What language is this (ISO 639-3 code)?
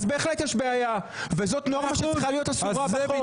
heb